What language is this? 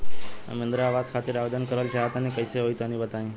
Bhojpuri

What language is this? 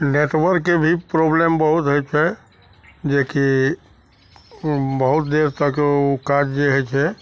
Maithili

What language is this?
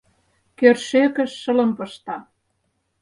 Mari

